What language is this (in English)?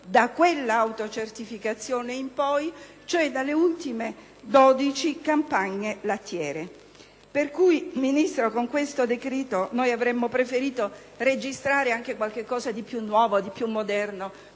Italian